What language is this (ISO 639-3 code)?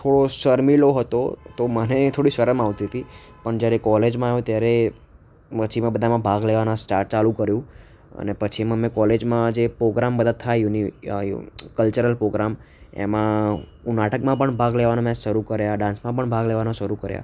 guj